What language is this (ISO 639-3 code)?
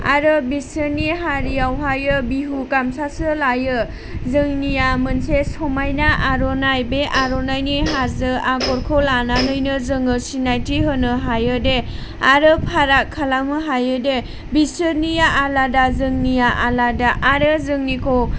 brx